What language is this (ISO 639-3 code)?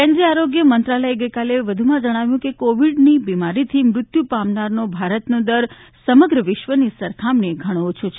guj